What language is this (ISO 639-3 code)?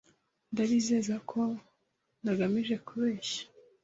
kin